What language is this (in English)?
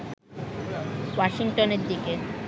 Bangla